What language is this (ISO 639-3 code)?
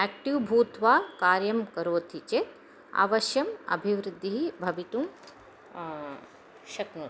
san